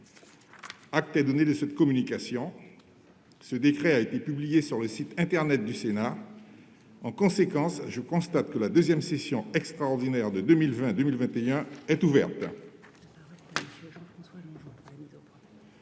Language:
French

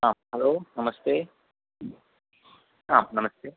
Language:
Sanskrit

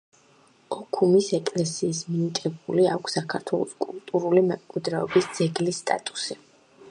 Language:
Georgian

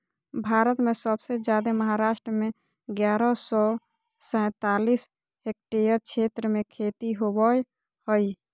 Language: Magahi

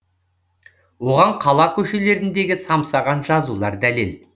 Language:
Kazakh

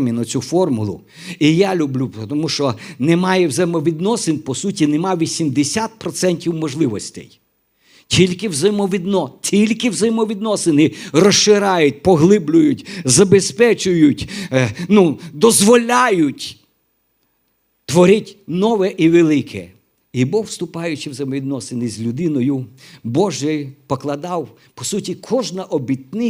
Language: Ukrainian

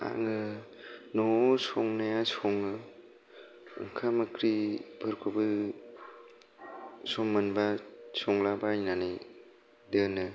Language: Bodo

